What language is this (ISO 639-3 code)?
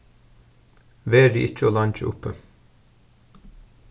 fao